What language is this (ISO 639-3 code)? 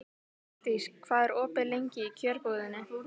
isl